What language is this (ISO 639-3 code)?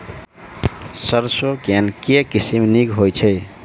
mai